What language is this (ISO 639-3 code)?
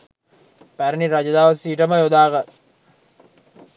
sin